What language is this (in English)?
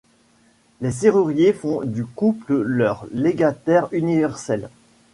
French